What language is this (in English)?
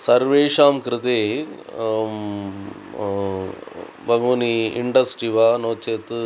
Sanskrit